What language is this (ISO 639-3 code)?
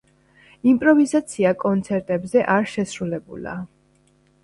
kat